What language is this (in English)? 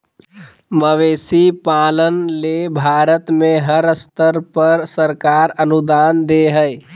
Magahi